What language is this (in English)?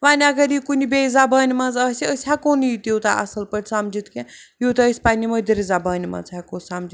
Kashmiri